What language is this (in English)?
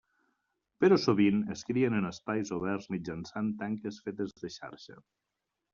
Catalan